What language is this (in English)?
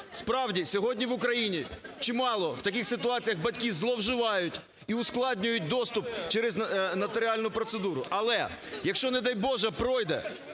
Ukrainian